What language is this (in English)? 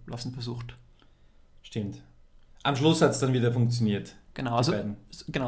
German